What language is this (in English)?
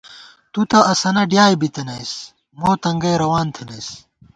Gawar-Bati